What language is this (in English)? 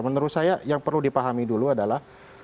Indonesian